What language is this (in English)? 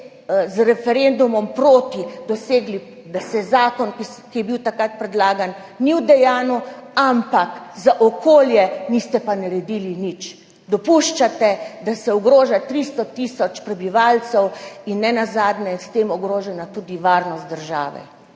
Slovenian